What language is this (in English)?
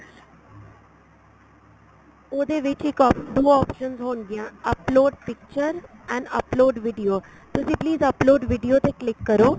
Punjabi